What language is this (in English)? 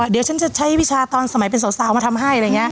Thai